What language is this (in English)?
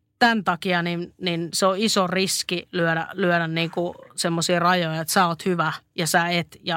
Finnish